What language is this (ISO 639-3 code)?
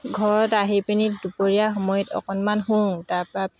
asm